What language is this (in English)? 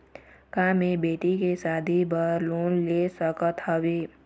Chhattisgarhi